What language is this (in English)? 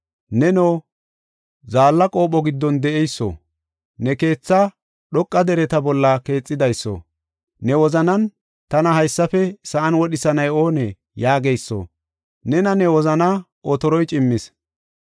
Gofa